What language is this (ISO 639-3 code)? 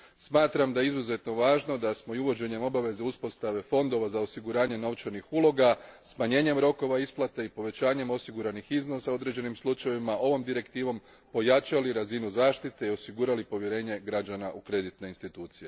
hrv